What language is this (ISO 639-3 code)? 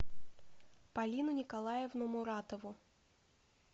rus